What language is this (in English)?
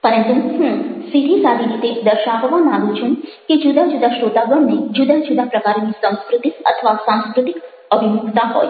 Gujarati